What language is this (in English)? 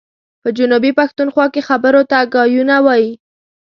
Pashto